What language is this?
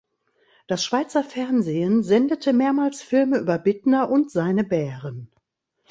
German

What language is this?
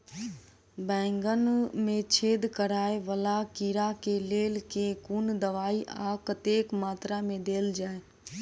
Maithili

